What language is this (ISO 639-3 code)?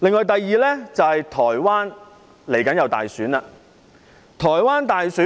yue